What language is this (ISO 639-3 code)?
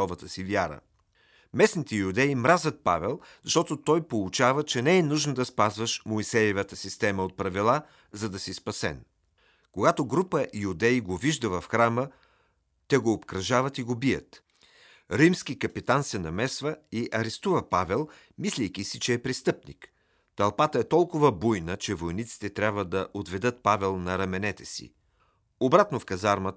bul